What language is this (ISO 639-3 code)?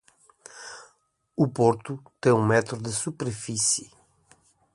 por